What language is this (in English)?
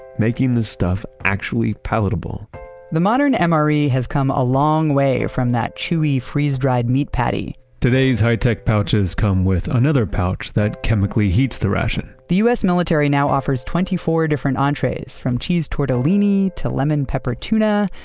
English